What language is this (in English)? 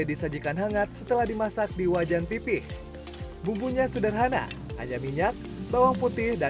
Indonesian